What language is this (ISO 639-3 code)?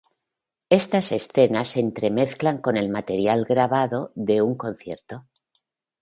spa